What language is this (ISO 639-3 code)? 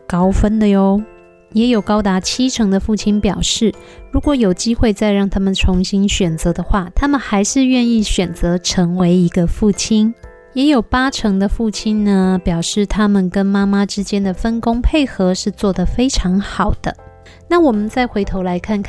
zho